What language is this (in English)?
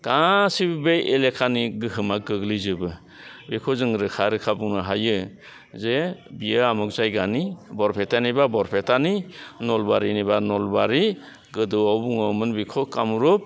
Bodo